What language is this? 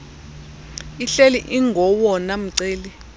Xhosa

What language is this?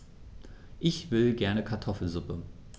German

